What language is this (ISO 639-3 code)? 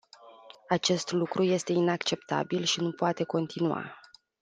ron